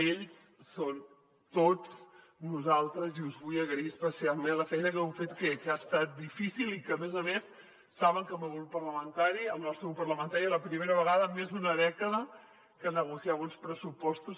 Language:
Catalan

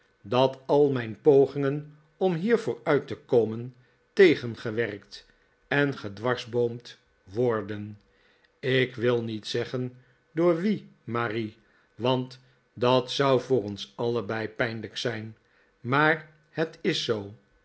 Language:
Dutch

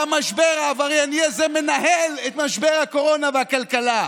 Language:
Hebrew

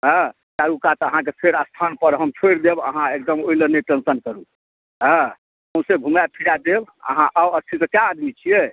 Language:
Maithili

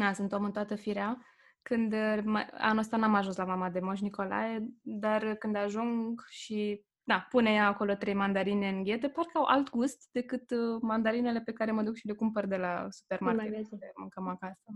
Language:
Romanian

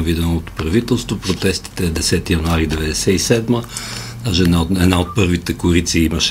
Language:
Bulgarian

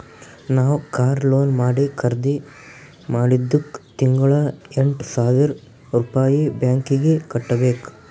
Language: Kannada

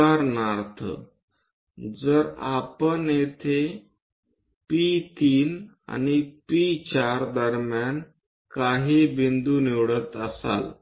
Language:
Marathi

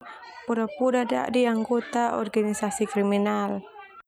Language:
Termanu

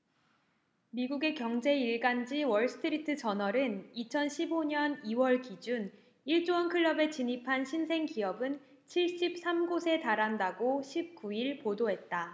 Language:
Korean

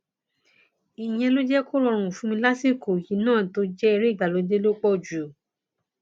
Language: Yoruba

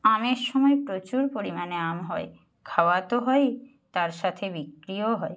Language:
Bangla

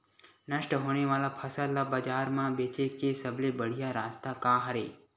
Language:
Chhattisgarhi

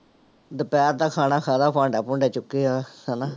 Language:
Punjabi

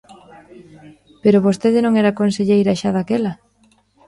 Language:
Galician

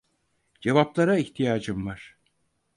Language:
Turkish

